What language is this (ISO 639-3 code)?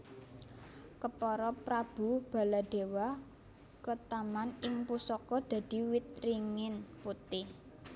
jav